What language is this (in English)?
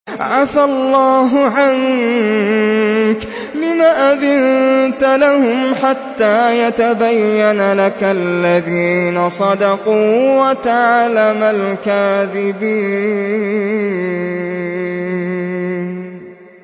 Arabic